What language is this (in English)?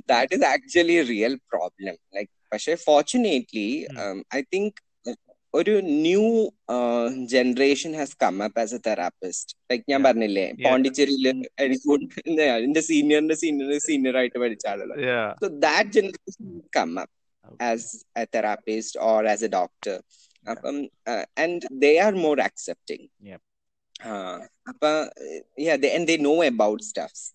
Malayalam